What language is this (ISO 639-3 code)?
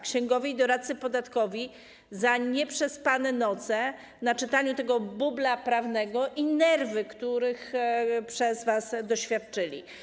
pol